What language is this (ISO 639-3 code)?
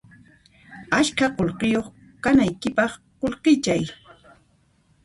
qxp